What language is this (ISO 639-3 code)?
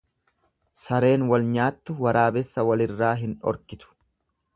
orm